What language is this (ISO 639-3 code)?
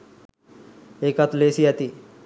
sin